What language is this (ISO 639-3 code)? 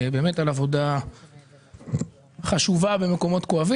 heb